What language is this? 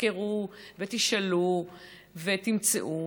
Hebrew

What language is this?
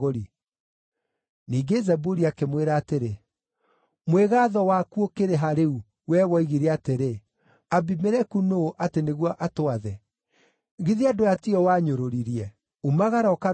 Kikuyu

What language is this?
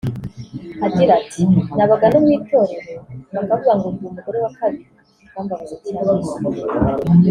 Kinyarwanda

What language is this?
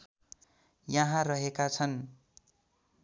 Nepali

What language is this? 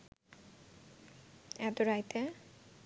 Bangla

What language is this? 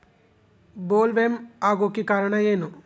Kannada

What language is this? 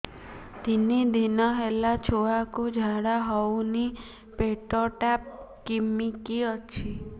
Odia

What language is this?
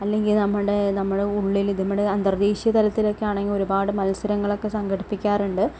Malayalam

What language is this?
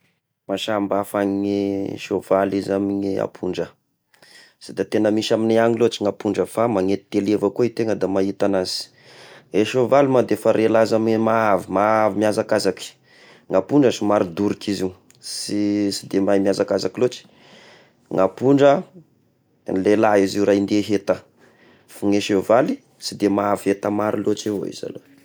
Tesaka Malagasy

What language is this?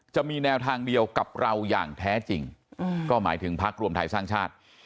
Thai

